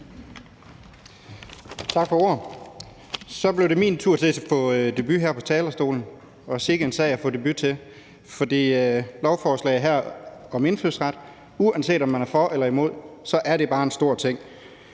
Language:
Danish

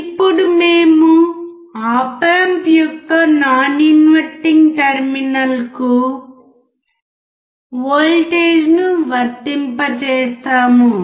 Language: Telugu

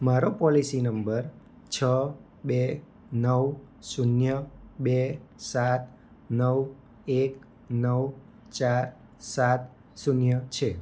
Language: Gujarati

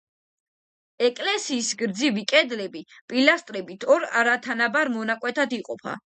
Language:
Georgian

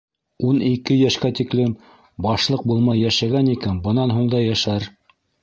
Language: Bashkir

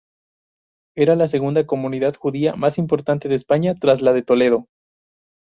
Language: Spanish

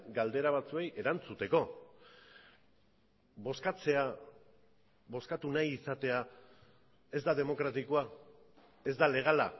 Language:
Basque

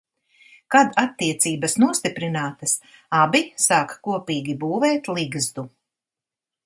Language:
Latvian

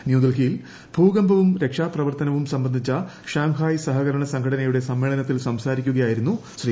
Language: Malayalam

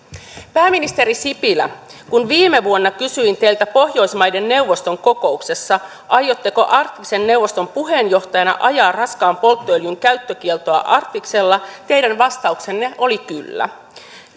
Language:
Finnish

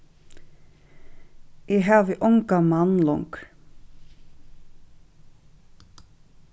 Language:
Faroese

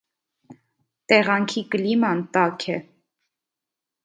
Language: Armenian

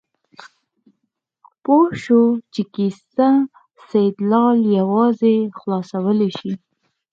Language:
Pashto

